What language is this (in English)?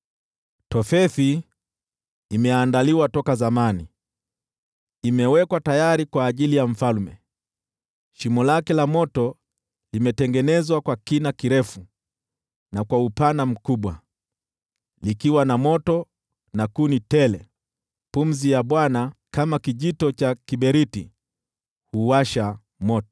Swahili